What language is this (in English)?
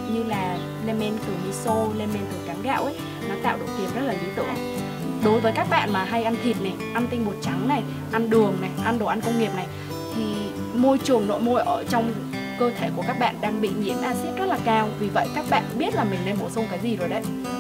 Vietnamese